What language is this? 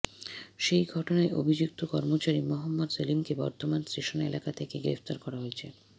Bangla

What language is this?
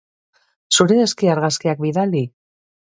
Basque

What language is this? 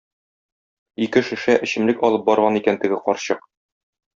Tatar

